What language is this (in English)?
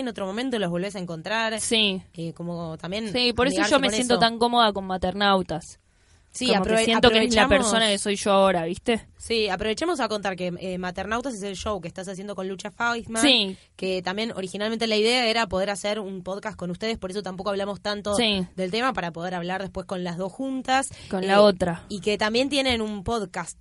Spanish